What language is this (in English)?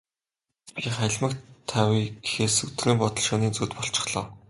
Mongolian